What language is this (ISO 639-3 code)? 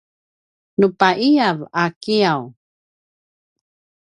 pwn